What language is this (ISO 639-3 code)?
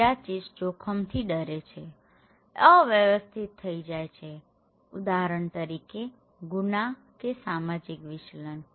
guj